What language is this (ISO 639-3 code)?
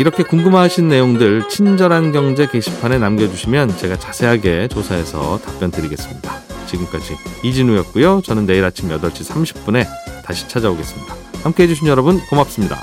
kor